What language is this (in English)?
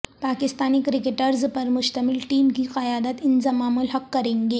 Urdu